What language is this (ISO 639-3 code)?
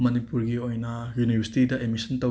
mni